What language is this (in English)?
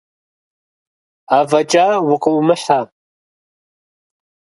Kabardian